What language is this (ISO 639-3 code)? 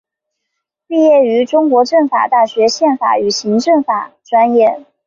zho